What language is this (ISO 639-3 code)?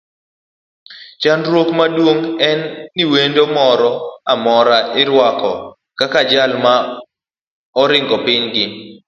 luo